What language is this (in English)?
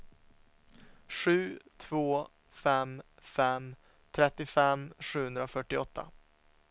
Swedish